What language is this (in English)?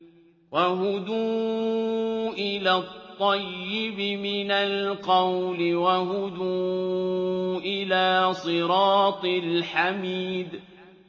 Arabic